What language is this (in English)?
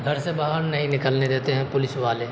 Urdu